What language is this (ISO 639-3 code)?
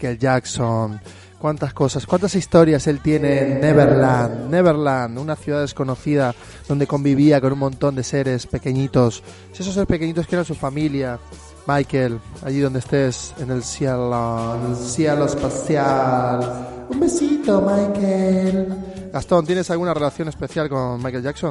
spa